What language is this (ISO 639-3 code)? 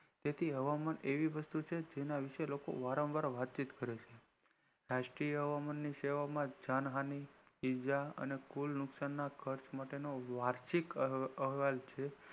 guj